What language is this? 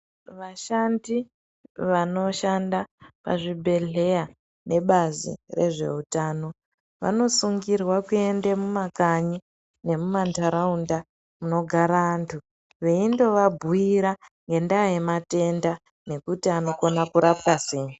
Ndau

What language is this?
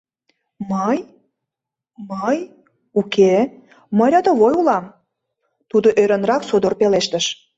Mari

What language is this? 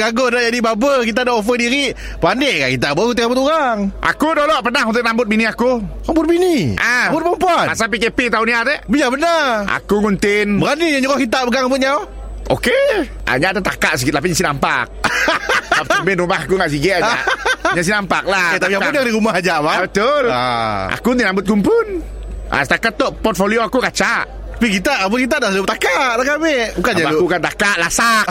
Malay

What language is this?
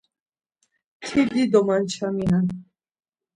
Laz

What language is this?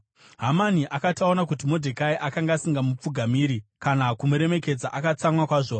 Shona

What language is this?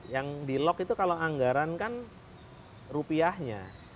Indonesian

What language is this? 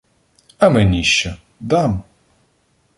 Ukrainian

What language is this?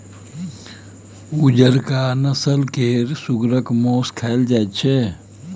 Maithili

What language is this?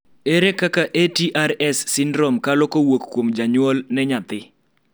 Luo (Kenya and Tanzania)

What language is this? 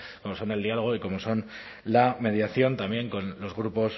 Spanish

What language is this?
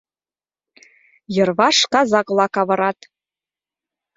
Mari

